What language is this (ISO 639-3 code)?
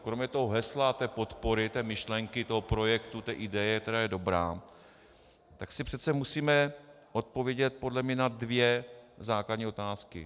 ces